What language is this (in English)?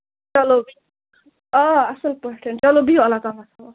Kashmiri